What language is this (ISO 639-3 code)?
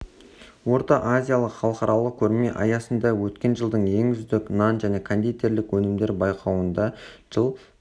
kaz